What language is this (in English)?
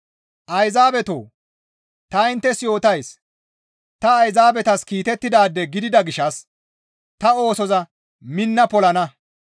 Gamo